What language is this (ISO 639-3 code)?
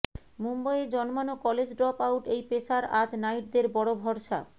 ben